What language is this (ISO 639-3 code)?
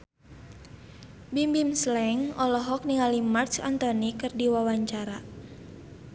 sun